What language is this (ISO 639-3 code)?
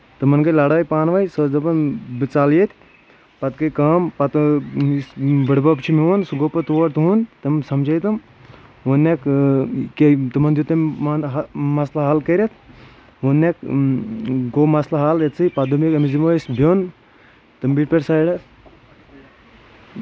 kas